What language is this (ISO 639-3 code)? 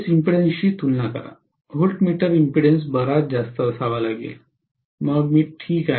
mar